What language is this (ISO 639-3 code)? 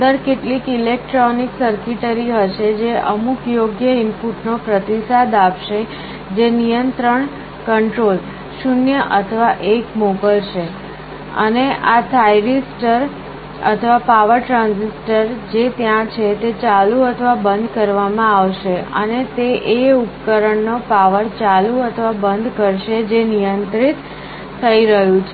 guj